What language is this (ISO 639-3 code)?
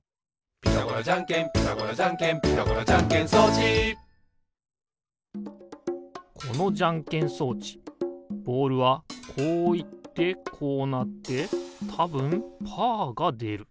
jpn